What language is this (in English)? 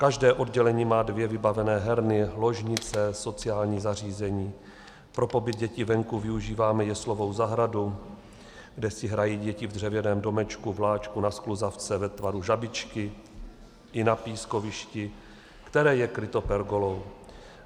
Czech